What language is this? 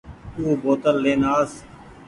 Goaria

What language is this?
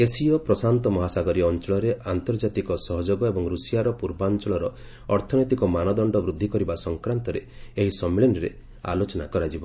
Odia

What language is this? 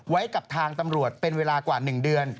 Thai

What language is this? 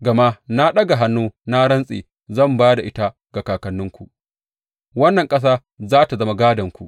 Hausa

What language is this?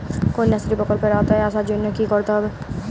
Bangla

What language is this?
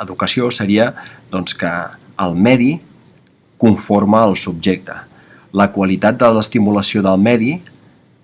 Spanish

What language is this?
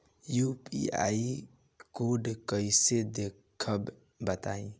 Bhojpuri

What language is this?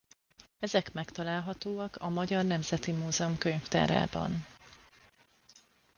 Hungarian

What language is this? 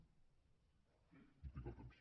Catalan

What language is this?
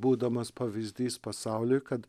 Lithuanian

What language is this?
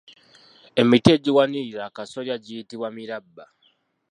Ganda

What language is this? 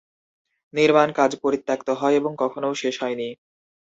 Bangla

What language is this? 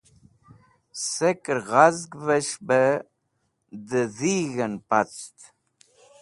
Wakhi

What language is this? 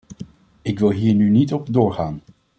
Dutch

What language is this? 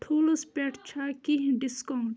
Kashmiri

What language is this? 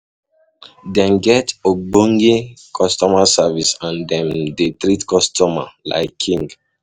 Nigerian Pidgin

